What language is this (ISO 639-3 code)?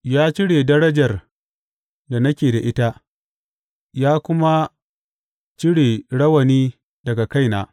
hau